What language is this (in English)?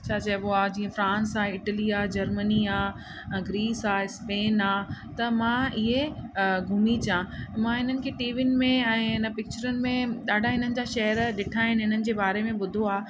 Sindhi